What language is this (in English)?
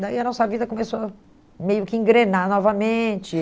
Portuguese